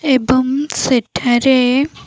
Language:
Odia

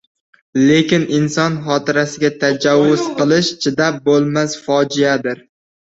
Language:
Uzbek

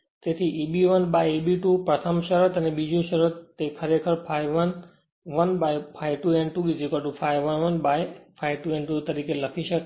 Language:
Gujarati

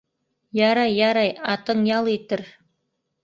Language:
Bashkir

